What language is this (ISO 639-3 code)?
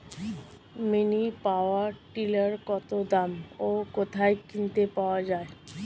ben